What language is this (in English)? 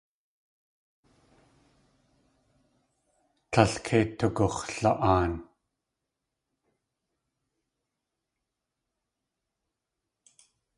Tlingit